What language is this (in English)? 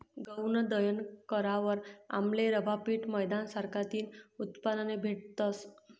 Marathi